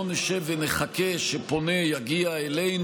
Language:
Hebrew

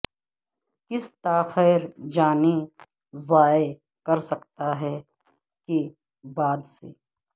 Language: Urdu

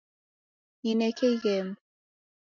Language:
Taita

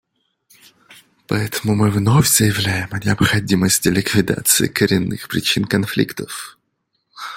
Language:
Russian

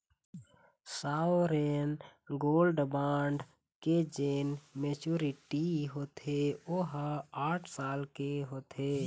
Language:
Chhattisgarhi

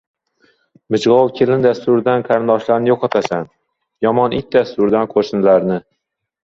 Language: Uzbek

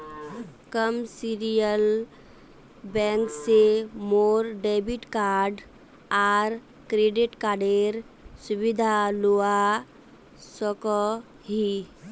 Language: Magahi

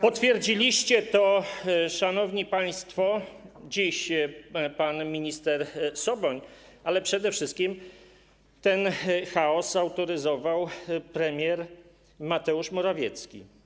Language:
Polish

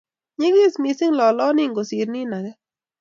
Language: Kalenjin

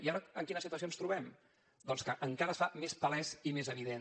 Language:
Catalan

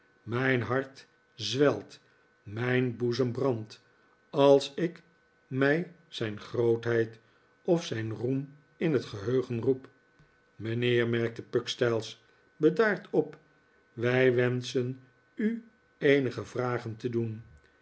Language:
Dutch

